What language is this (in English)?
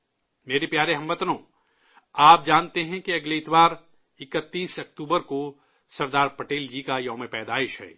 Urdu